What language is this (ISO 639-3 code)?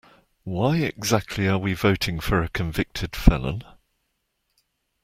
eng